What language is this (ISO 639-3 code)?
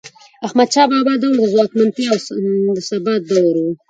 pus